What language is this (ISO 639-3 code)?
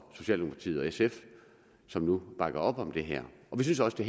dan